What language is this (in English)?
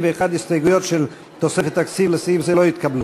Hebrew